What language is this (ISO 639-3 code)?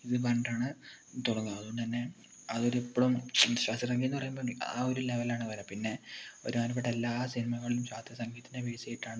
mal